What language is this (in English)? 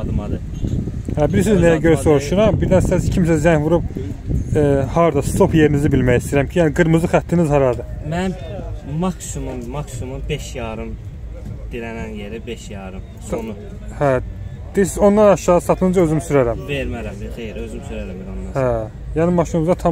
Turkish